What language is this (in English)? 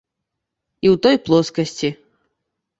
Belarusian